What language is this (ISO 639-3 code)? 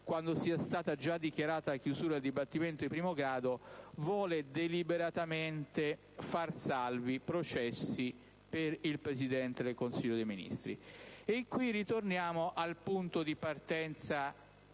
ita